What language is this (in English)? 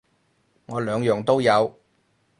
Cantonese